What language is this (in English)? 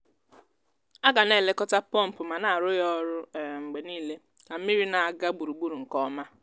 Igbo